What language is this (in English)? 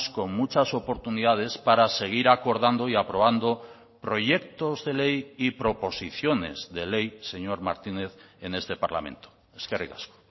Spanish